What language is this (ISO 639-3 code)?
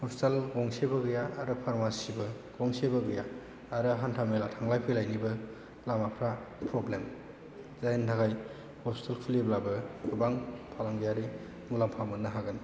brx